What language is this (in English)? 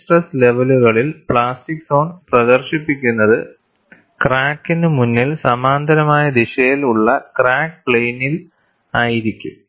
Malayalam